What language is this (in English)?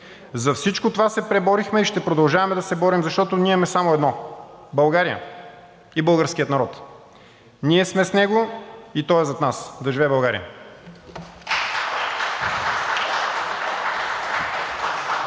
Bulgarian